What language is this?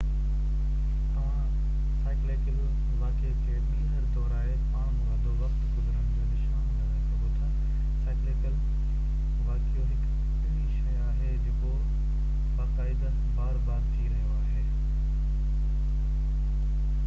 Sindhi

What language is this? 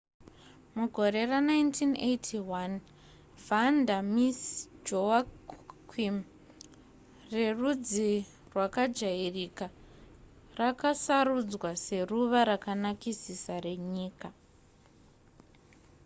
Shona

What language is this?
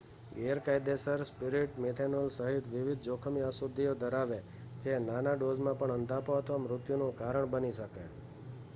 Gujarati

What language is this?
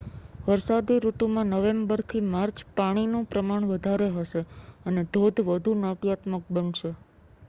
Gujarati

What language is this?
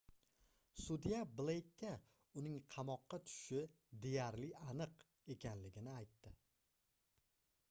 Uzbek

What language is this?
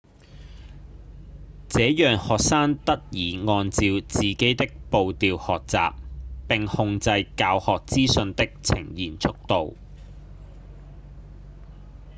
Cantonese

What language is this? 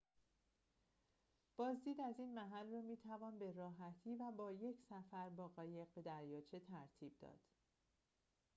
Persian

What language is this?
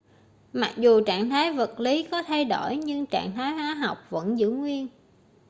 Vietnamese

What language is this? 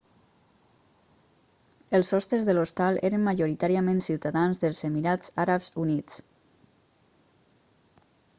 Catalan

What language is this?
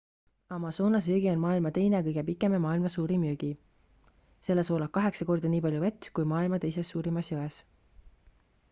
Estonian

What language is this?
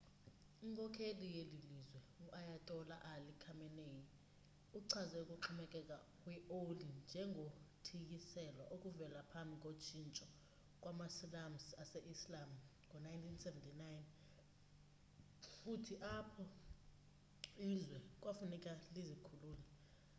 Xhosa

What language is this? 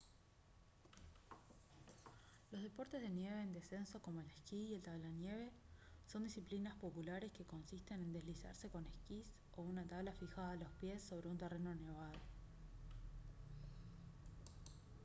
Spanish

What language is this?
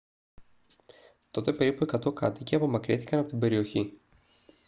Greek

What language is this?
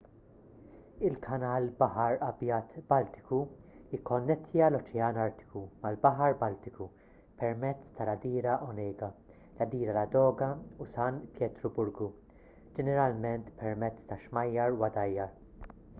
Maltese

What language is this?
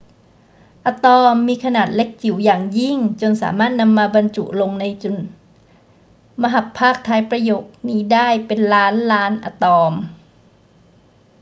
Thai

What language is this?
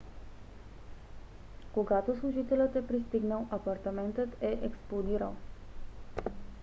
Bulgarian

